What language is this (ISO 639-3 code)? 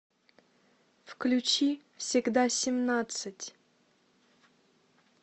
rus